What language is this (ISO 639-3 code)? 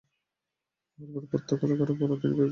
ben